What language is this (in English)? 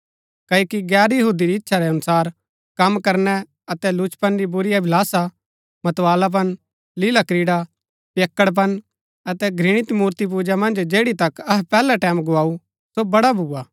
Gaddi